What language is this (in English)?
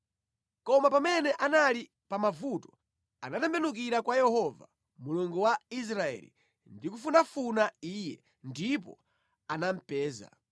Nyanja